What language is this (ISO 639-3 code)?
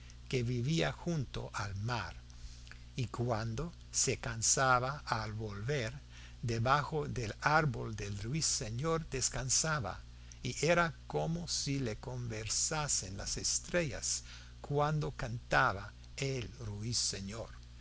spa